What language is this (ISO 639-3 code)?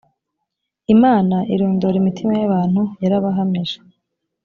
kin